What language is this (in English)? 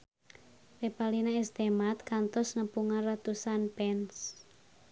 Sundanese